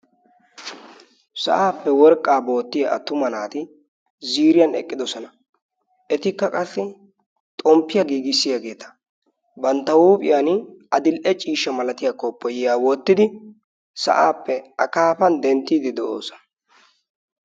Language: Wolaytta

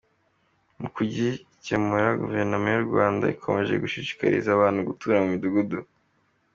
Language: Kinyarwanda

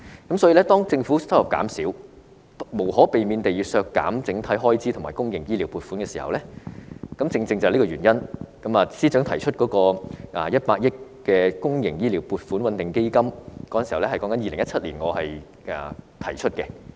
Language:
Cantonese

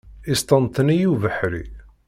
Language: Kabyle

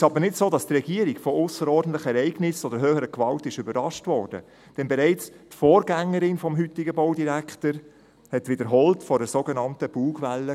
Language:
Swiss German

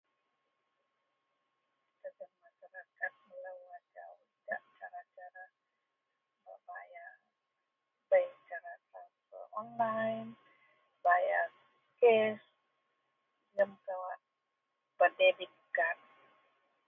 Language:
Central Melanau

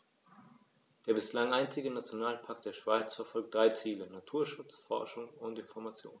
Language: German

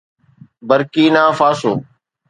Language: Sindhi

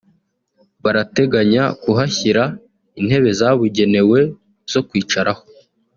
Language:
Kinyarwanda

